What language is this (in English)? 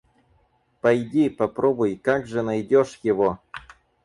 Russian